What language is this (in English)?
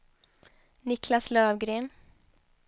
Swedish